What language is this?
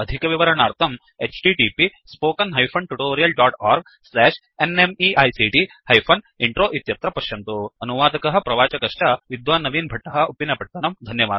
Sanskrit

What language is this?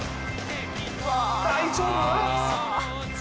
Japanese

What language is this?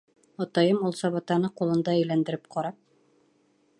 Bashkir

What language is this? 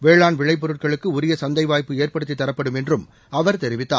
Tamil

